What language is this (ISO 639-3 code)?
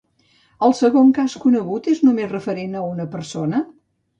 cat